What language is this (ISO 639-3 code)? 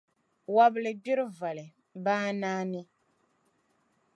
dag